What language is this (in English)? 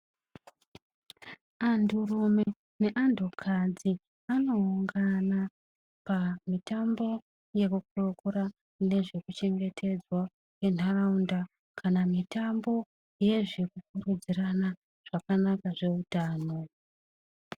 Ndau